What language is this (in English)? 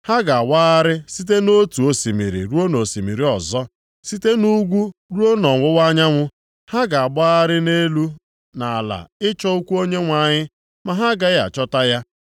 Igbo